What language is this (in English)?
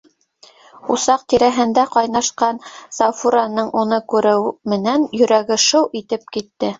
Bashkir